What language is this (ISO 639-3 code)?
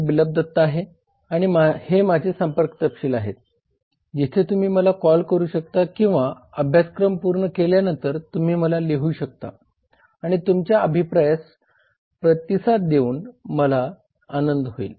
mar